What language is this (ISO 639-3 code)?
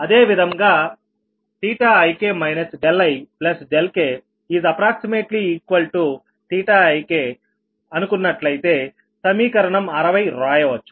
tel